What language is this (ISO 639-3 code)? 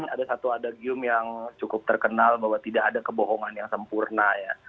ind